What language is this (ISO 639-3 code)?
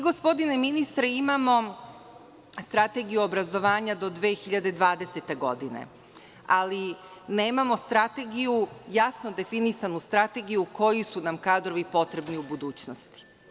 srp